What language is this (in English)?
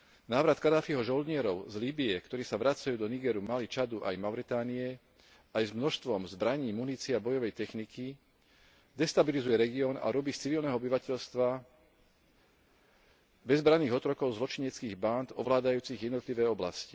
Slovak